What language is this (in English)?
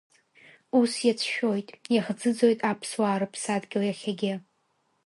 Abkhazian